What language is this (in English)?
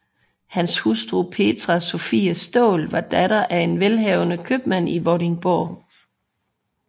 Danish